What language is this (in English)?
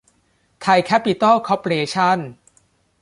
Thai